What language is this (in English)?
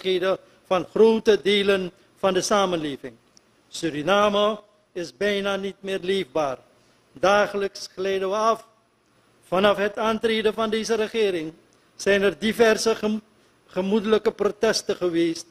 Dutch